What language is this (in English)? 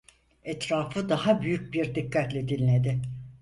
Turkish